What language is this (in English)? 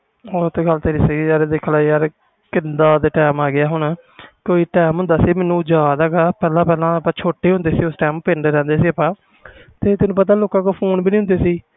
Punjabi